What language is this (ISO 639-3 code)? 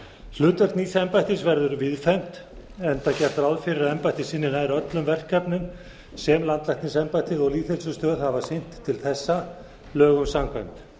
isl